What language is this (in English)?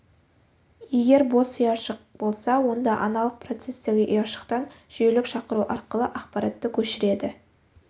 Kazakh